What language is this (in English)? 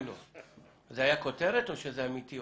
Hebrew